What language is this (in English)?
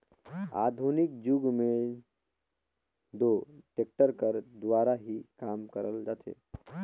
Chhattisgarhi